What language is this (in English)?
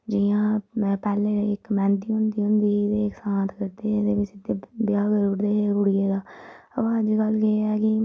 Dogri